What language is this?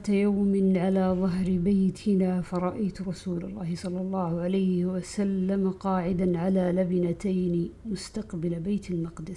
Arabic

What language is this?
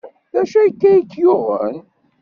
Kabyle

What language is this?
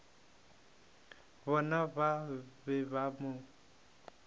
Northern Sotho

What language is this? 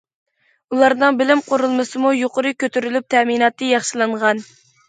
Uyghur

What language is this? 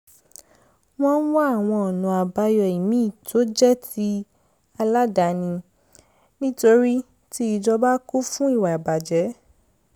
Yoruba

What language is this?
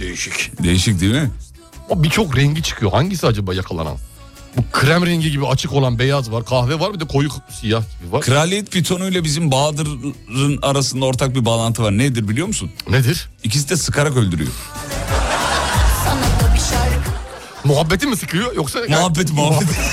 Turkish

